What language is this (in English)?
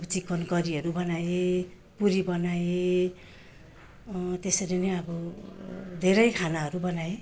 Nepali